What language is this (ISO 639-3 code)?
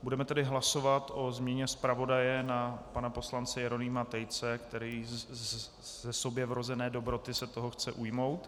ces